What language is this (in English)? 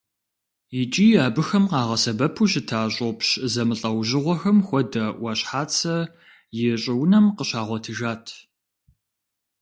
Kabardian